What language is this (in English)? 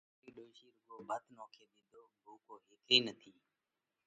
Parkari Koli